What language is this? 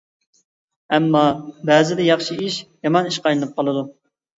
Uyghur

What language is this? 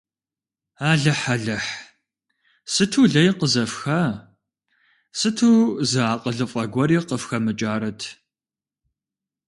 Kabardian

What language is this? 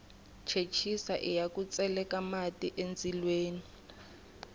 Tsonga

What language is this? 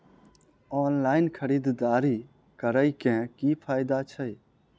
Maithili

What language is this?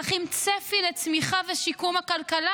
Hebrew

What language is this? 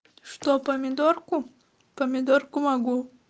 Russian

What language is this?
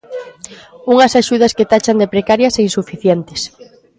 Galician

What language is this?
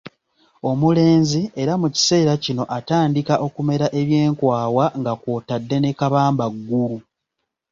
Ganda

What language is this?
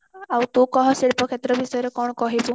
Odia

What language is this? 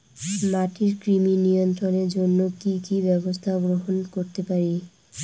Bangla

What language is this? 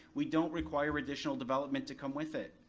English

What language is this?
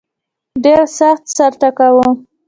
Pashto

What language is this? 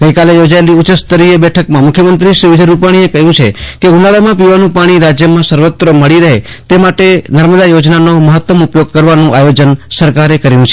Gujarati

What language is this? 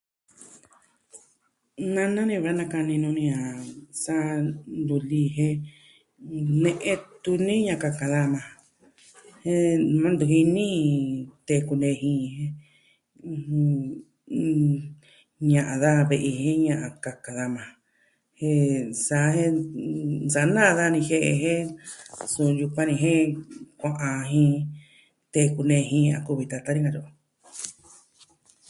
Southwestern Tlaxiaco Mixtec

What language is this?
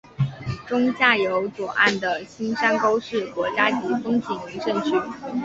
Chinese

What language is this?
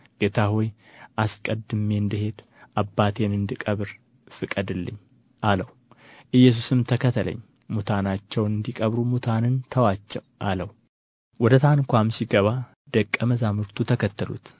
Amharic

